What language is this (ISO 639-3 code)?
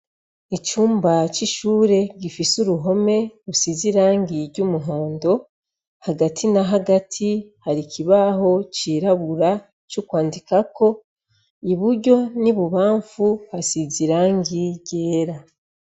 run